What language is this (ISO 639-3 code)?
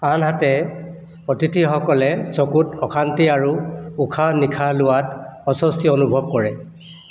asm